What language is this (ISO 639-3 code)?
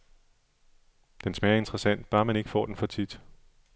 dan